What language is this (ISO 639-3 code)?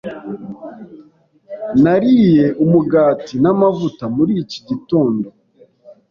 kin